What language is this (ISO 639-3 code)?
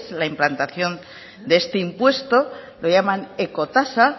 spa